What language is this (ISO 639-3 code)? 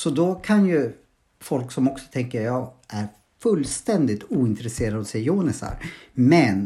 swe